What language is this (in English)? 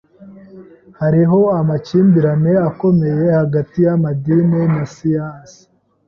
Kinyarwanda